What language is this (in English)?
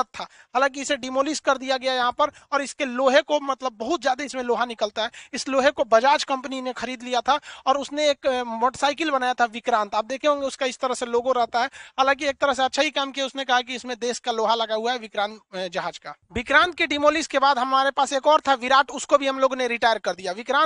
Hindi